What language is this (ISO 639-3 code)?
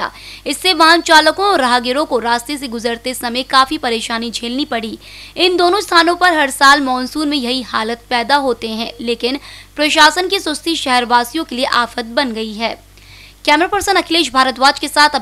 hin